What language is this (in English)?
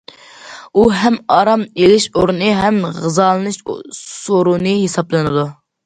Uyghur